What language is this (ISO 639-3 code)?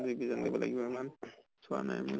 asm